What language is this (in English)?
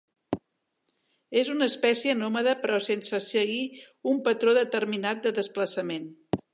Catalan